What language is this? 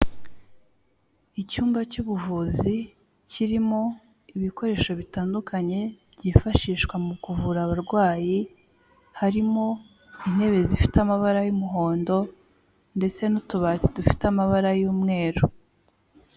Kinyarwanda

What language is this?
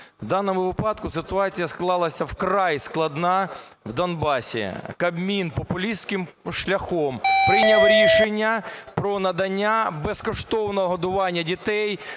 Ukrainian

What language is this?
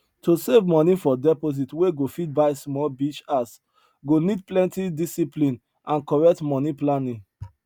Nigerian Pidgin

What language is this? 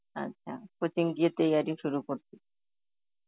Bangla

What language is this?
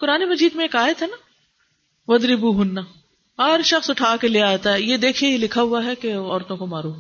Urdu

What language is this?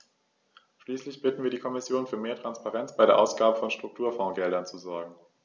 German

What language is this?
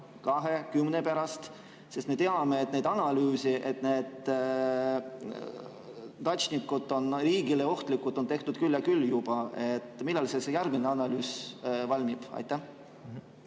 Estonian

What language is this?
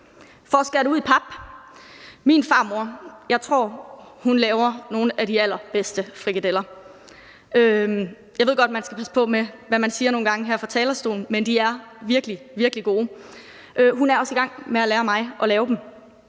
Danish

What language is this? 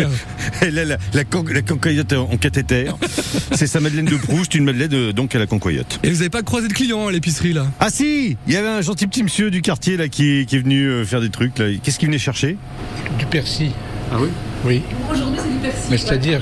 French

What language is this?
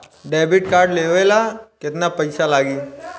Bhojpuri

